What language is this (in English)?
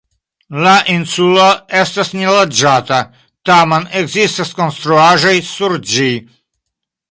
Esperanto